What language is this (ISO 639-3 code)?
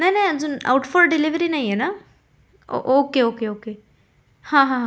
mar